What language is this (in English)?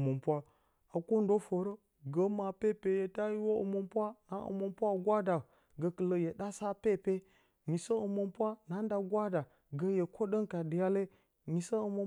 Bacama